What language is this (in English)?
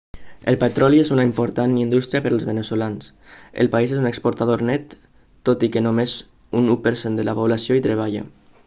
Catalan